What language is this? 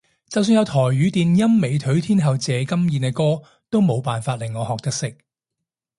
Cantonese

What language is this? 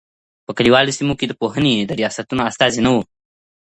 Pashto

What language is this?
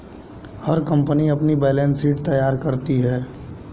Hindi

